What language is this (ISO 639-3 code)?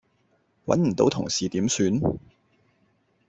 yue